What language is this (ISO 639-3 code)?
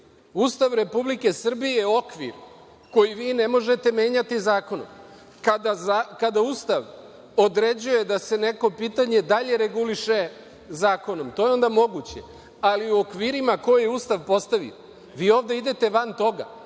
srp